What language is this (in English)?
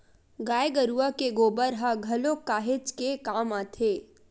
Chhattisgarhi